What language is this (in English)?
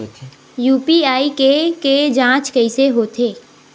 Chhattisgarhi